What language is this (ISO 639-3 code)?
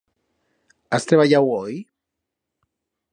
arg